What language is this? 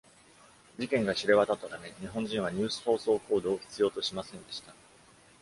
Japanese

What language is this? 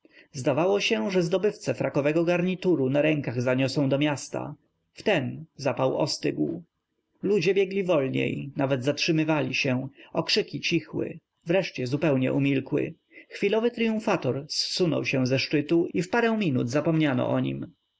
Polish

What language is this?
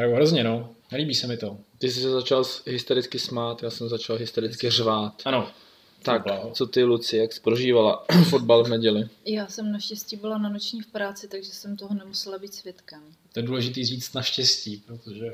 Czech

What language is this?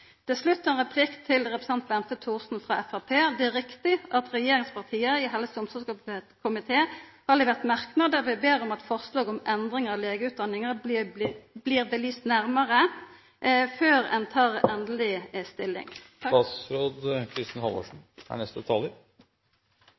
Norwegian Nynorsk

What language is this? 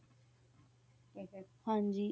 Punjabi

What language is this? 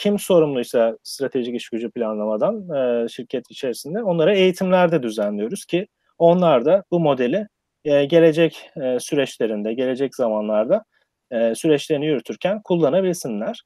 Turkish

